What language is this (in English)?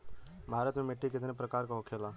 Bhojpuri